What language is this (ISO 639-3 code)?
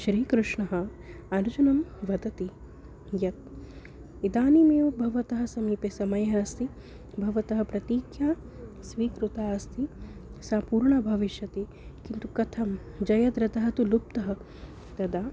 san